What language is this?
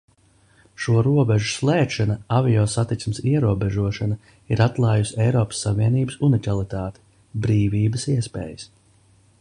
Latvian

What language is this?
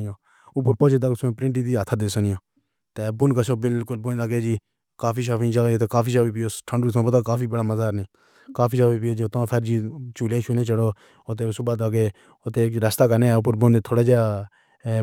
Pahari-Potwari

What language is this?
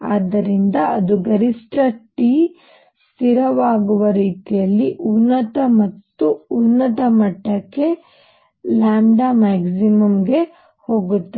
Kannada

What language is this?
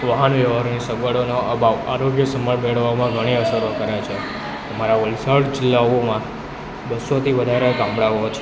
Gujarati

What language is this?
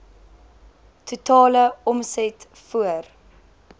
Afrikaans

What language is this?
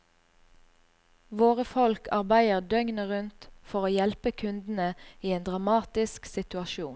Norwegian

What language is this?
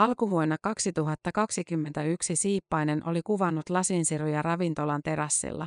Finnish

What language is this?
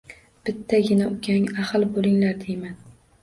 Uzbek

